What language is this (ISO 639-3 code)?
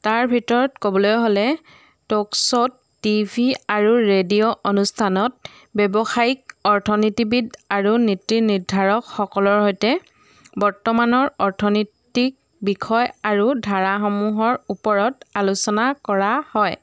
asm